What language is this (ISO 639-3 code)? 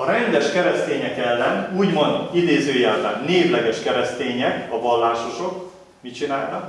hun